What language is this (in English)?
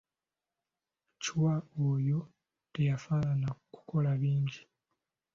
Ganda